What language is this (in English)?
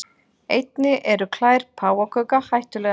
Icelandic